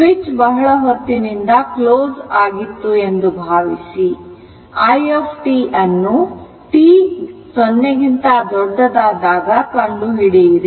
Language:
Kannada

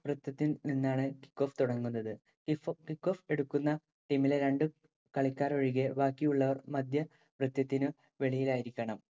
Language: Malayalam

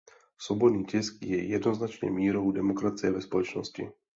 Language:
Czech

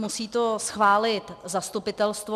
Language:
Czech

